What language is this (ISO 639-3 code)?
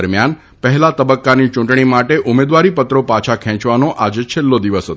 guj